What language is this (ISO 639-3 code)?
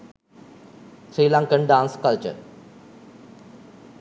sin